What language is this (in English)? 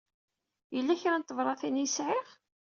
Kabyle